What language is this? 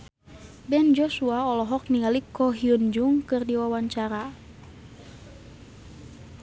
Sundanese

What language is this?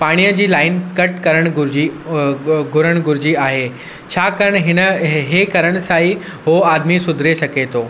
Sindhi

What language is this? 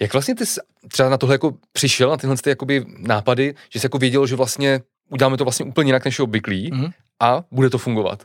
Czech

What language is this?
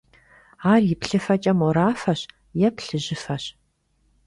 Kabardian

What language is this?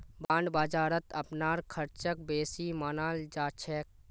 Magahi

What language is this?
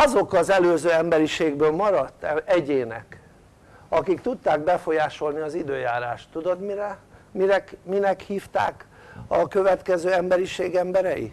Hungarian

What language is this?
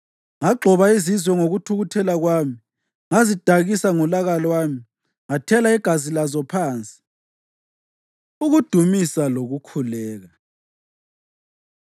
North Ndebele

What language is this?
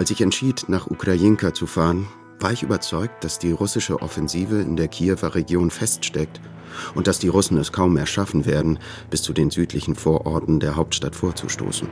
German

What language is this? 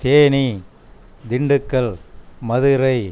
Tamil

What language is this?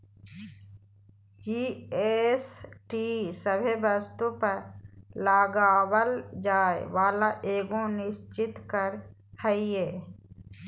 Magahi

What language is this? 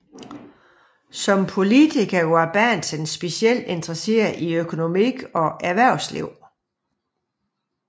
Danish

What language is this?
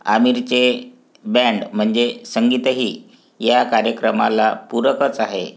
Marathi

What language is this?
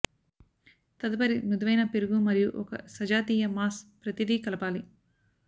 Telugu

